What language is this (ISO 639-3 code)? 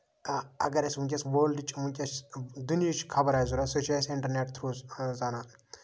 kas